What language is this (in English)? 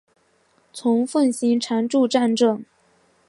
Chinese